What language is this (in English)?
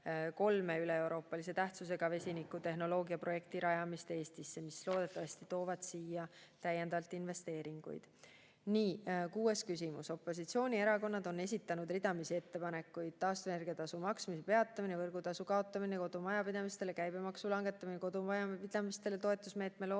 Estonian